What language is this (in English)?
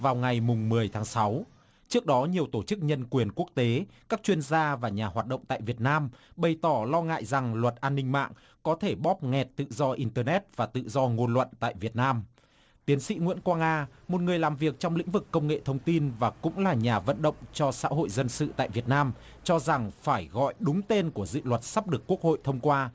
Vietnamese